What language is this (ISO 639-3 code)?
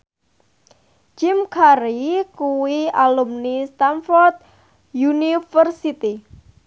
jav